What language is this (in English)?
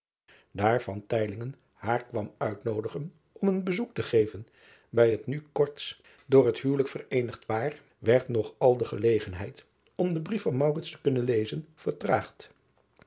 Dutch